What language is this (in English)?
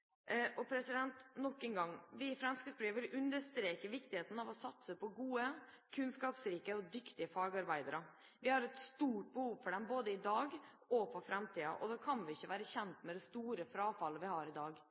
Norwegian Bokmål